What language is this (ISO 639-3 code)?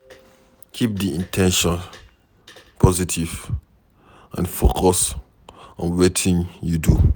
pcm